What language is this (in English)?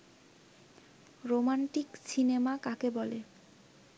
Bangla